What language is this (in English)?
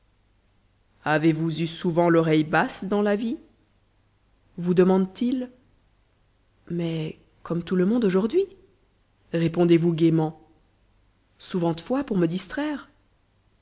French